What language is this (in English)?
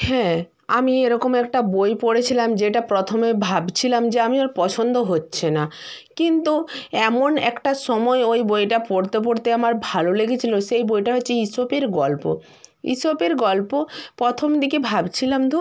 Bangla